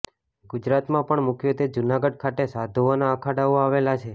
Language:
Gujarati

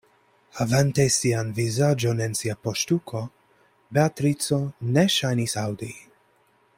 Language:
Esperanto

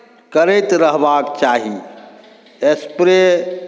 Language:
Maithili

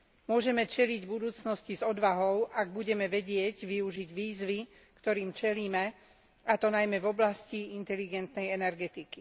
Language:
Slovak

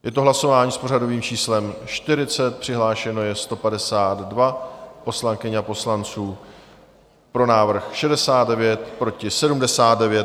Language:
Czech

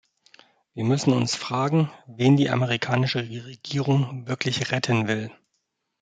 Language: German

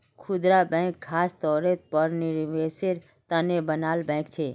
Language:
Magahi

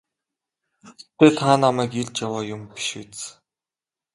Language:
Mongolian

